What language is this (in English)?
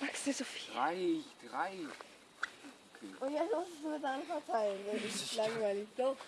German